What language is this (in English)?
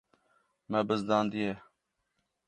Kurdish